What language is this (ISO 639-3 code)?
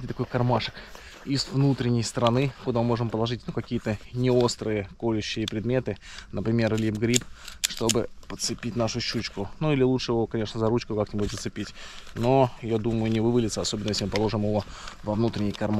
rus